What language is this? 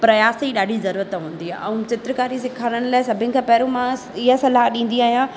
Sindhi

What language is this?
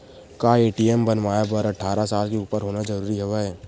Chhattisgarhi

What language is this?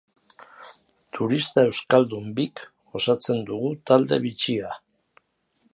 Basque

